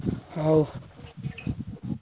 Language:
Odia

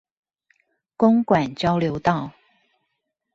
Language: Chinese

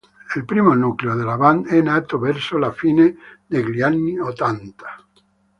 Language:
Italian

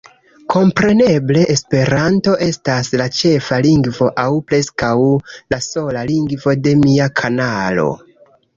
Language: Esperanto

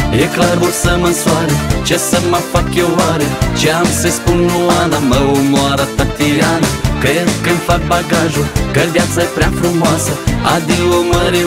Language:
Romanian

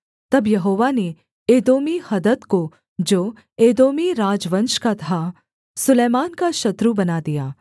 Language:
Hindi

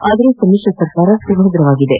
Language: Kannada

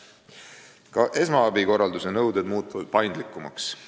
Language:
Estonian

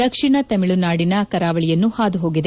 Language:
Kannada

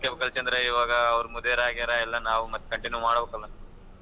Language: Kannada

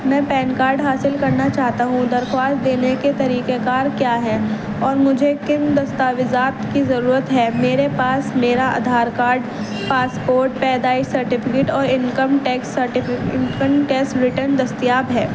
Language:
Urdu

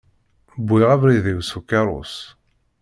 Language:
Kabyle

